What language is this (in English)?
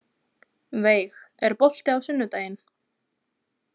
Icelandic